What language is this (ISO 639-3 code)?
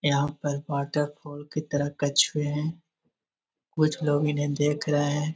mag